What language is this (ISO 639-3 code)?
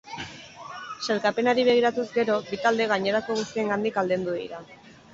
eus